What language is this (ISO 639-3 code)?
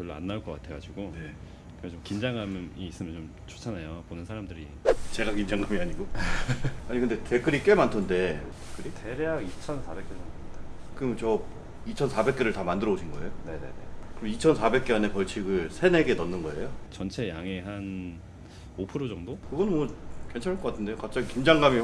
kor